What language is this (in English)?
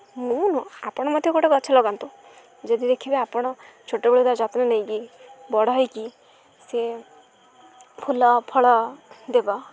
Odia